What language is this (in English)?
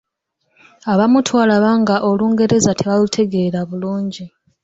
Ganda